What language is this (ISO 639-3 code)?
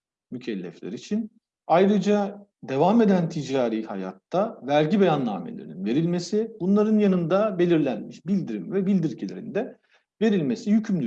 tur